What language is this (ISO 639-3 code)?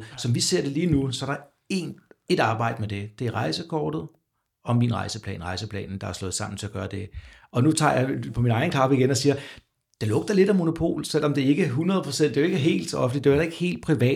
dan